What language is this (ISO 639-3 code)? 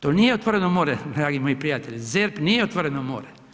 hrv